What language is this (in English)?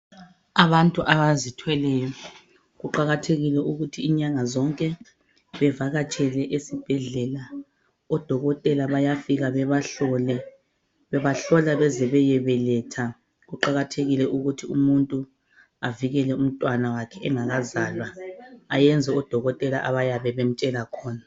North Ndebele